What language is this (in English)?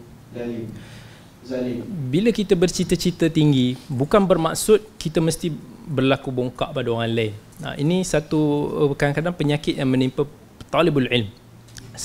Malay